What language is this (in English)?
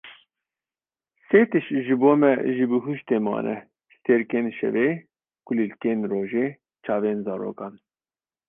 Kurdish